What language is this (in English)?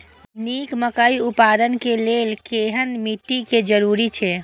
Maithili